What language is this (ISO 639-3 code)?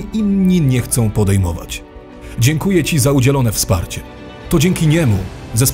pol